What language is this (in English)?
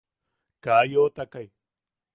Yaqui